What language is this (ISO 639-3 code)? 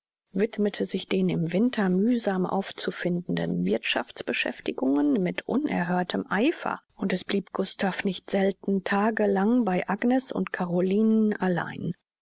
deu